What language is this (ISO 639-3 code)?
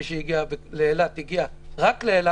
heb